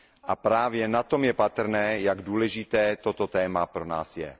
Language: Czech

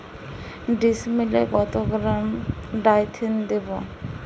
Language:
Bangla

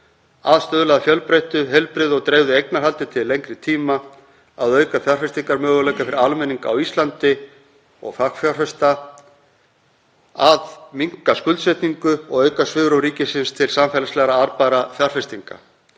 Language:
Icelandic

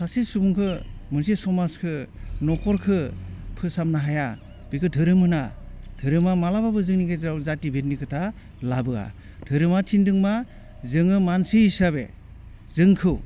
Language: Bodo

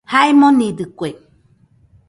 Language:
Nüpode Huitoto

